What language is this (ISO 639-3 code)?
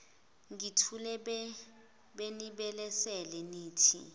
zul